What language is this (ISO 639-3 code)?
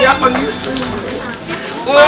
ind